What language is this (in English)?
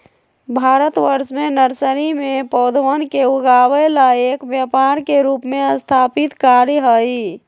Magahi